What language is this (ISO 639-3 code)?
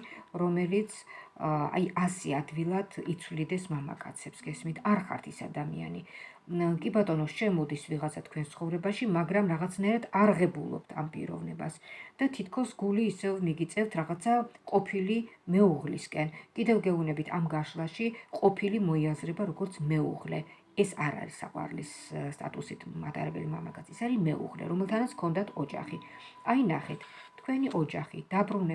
kat